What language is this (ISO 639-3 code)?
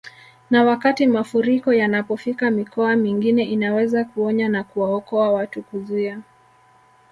swa